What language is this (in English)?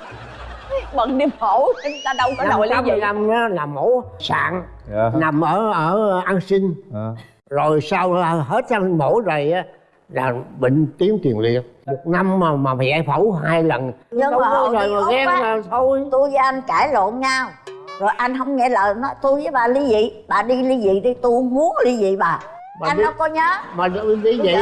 Vietnamese